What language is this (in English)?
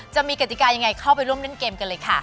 Thai